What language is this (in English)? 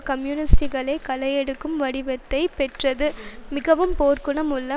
Tamil